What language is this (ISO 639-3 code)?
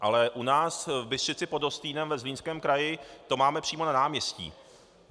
ces